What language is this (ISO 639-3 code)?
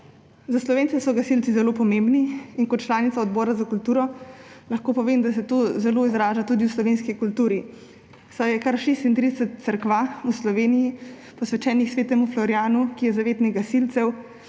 slv